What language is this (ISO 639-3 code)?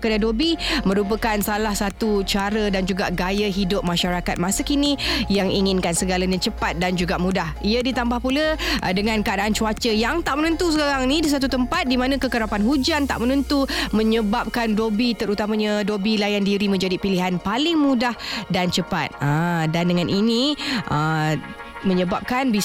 msa